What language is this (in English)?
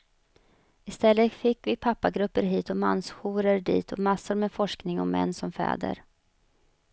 Swedish